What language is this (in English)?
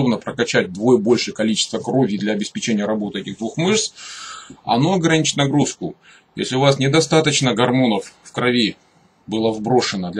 Russian